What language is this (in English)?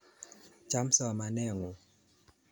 Kalenjin